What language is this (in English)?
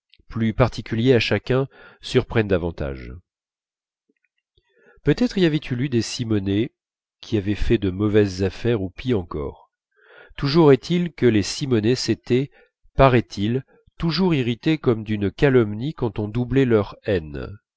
French